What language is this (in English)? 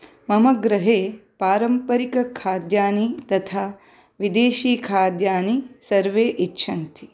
Sanskrit